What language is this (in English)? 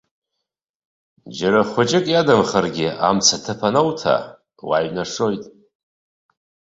Abkhazian